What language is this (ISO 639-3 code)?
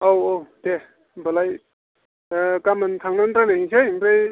brx